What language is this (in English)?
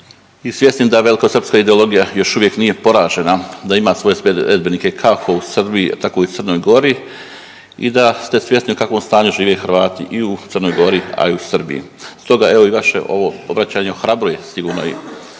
Croatian